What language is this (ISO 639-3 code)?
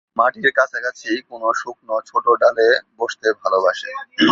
ben